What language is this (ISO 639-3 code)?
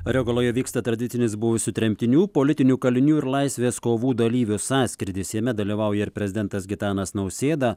lit